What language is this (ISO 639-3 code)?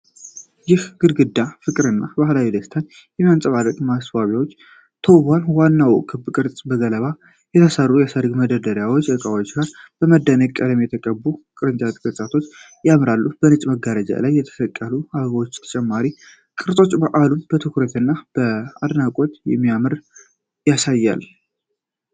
amh